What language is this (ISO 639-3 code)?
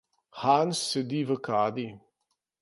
slv